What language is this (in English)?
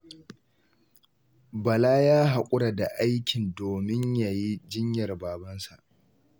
Hausa